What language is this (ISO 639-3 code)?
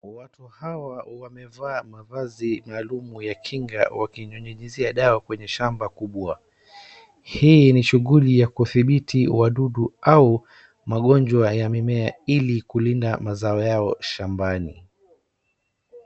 swa